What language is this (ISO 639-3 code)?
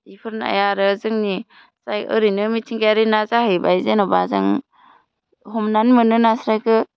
brx